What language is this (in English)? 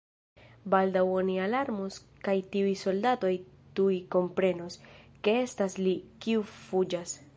Esperanto